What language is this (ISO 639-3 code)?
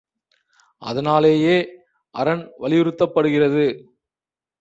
tam